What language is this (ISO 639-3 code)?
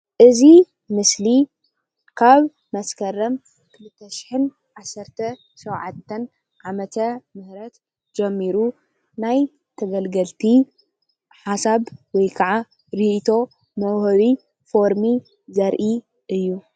tir